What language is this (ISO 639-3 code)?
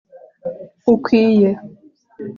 kin